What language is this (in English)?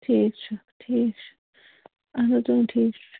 Kashmiri